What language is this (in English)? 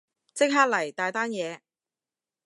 Cantonese